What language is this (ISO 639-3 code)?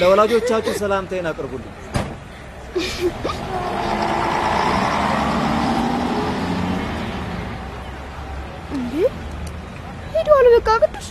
amh